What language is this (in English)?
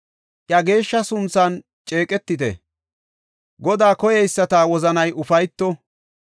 Gofa